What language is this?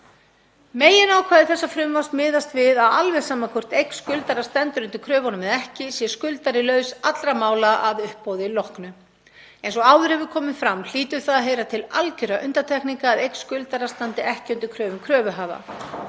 Icelandic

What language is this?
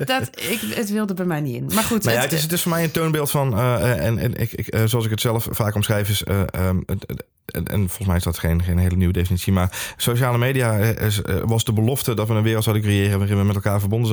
Dutch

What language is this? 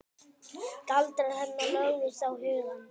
Icelandic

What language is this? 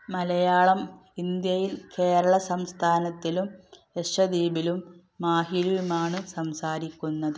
Malayalam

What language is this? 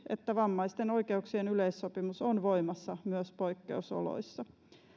Finnish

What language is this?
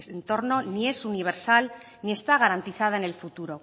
Spanish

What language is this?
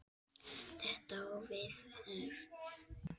Icelandic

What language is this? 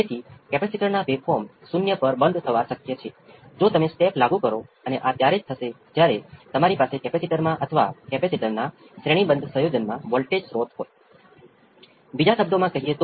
Gujarati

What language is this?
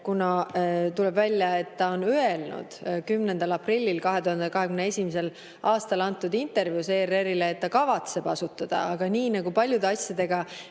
Estonian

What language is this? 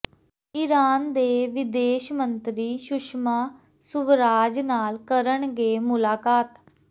Punjabi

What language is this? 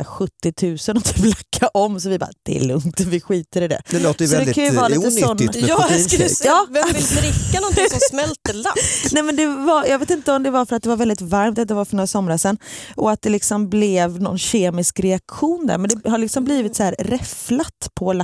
Swedish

